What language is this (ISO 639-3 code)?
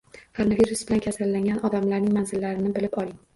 uzb